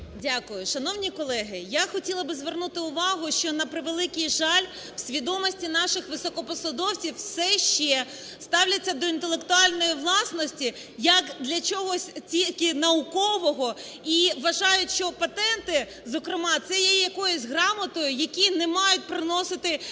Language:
Ukrainian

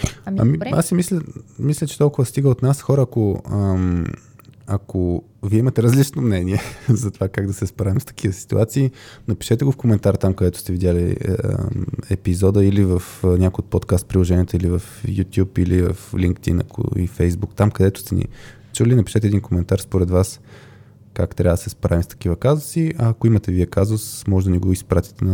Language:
Bulgarian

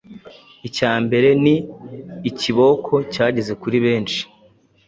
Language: Kinyarwanda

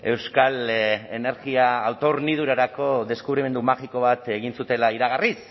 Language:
Basque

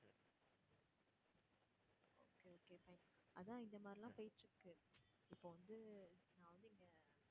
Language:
Tamil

